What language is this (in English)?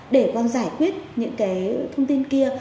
Vietnamese